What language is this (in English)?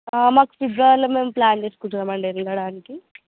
Telugu